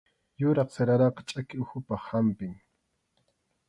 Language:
Arequipa-La Unión Quechua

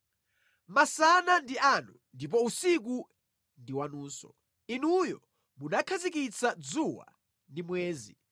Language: Nyanja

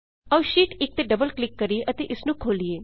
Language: Punjabi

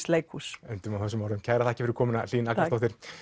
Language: Icelandic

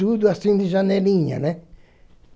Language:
Portuguese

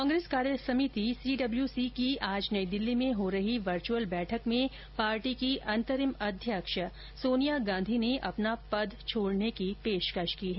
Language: Hindi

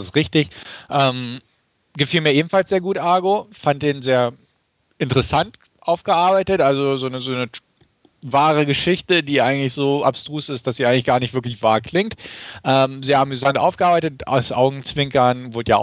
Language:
German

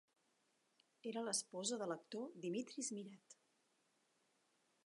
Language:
Catalan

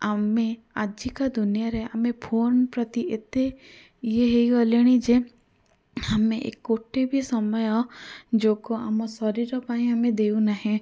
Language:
Odia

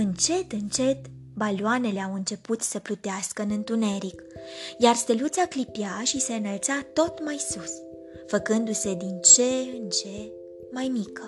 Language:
Romanian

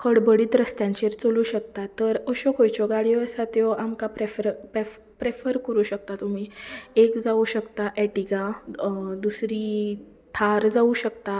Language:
Konkani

